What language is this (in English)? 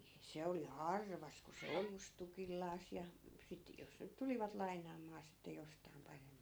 Finnish